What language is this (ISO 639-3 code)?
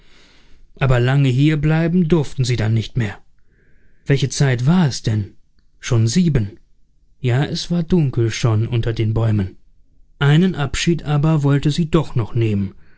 deu